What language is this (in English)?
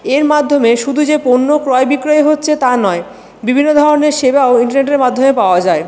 Bangla